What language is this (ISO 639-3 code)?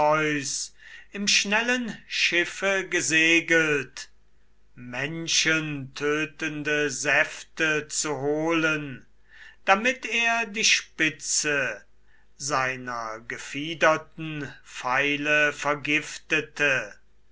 deu